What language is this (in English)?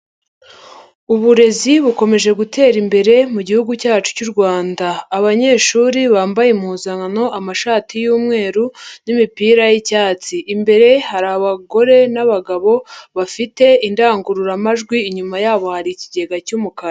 Kinyarwanda